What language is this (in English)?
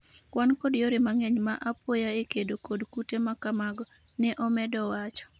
Luo (Kenya and Tanzania)